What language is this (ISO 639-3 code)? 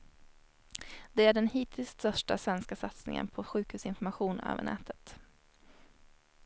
swe